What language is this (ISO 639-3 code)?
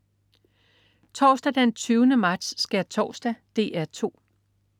dan